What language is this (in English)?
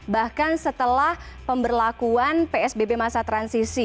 Indonesian